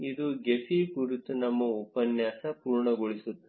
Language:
Kannada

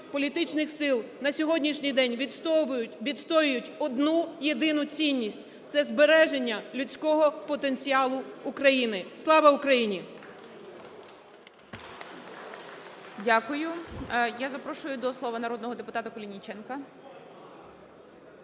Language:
Ukrainian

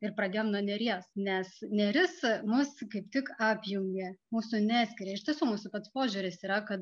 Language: Lithuanian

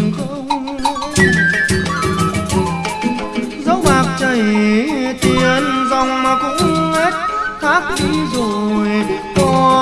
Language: Vietnamese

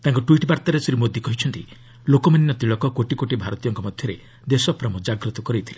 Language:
Odia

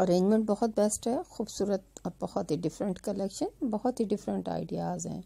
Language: Hindi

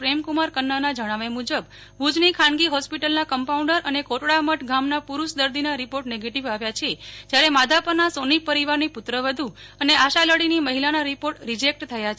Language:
Gujarati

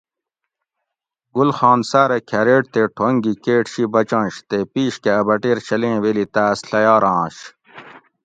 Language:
Gawri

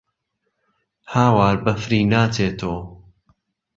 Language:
Central Kurdish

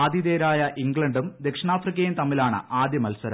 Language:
Malayalam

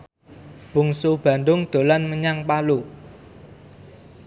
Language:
Javanese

